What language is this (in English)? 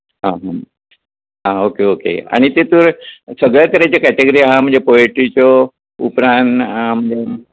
Konkani